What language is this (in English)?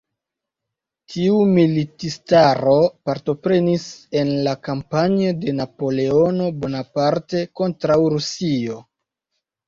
Esperanto